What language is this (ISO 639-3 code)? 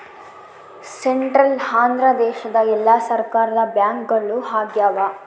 kan